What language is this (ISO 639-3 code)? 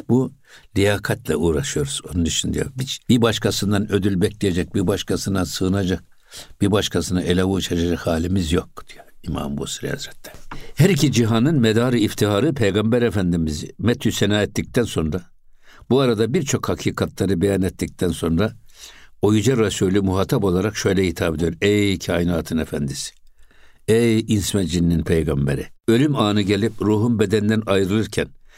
tur